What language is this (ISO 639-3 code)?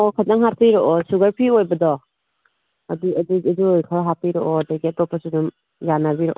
mni